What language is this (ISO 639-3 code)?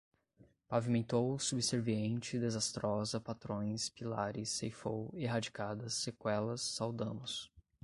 por